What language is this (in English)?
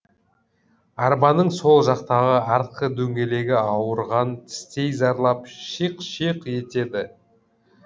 Kazakh